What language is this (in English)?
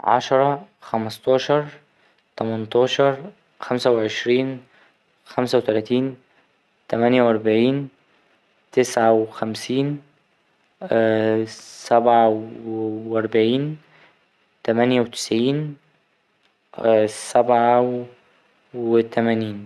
Egyptian Arabic